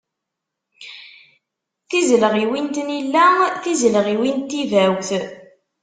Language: Kabyle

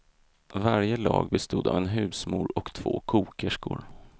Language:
Swedish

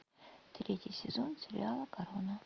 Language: Russian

